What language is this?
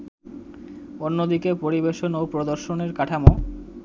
Bangla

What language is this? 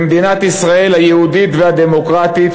Hebrew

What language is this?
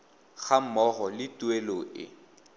Tswana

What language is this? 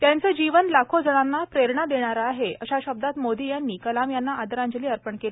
Marathi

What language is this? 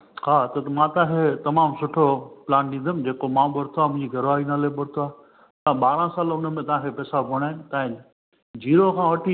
Sindhi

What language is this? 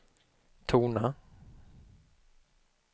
Swedish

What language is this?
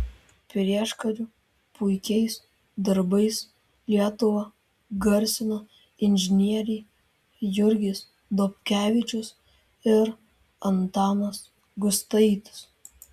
Lithuanian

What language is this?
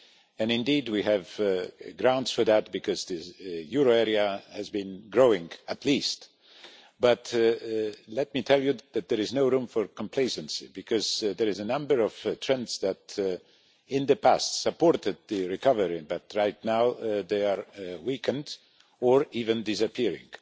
English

